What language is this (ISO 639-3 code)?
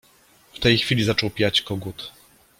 pol